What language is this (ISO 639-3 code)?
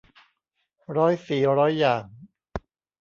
tha